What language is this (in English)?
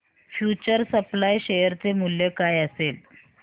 Marathi